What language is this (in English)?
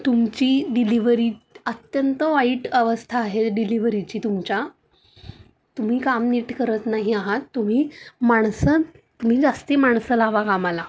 Marathi